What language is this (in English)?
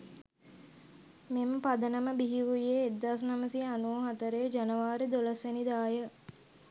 Sinhala